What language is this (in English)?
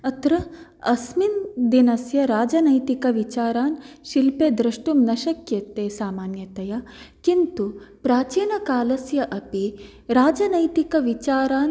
Sanskrit